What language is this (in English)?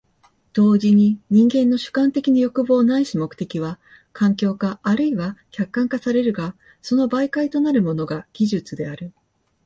Japanese